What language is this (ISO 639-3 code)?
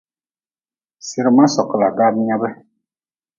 nmz